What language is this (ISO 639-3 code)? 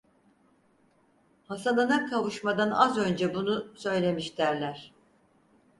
tur